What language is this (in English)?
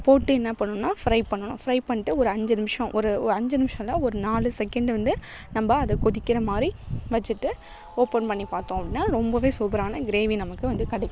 Tamil